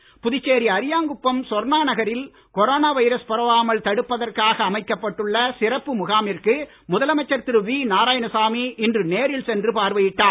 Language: Tamil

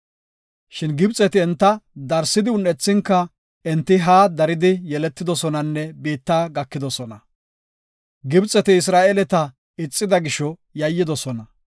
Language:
Gofa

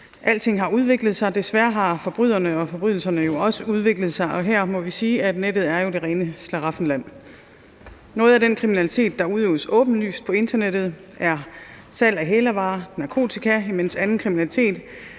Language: Danish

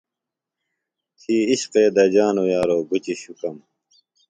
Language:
Phalura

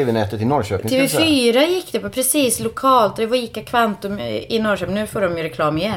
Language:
Swedish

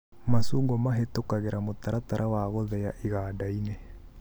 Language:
Kikuyu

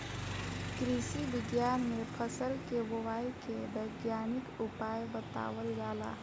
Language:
Bhojpuri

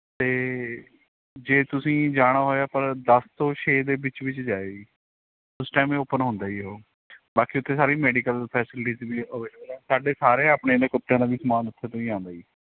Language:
Punjabi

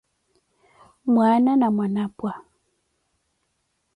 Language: Koti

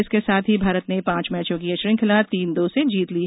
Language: Hindi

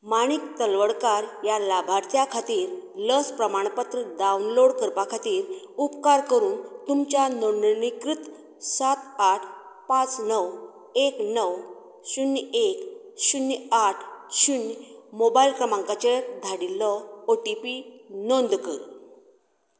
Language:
Konkani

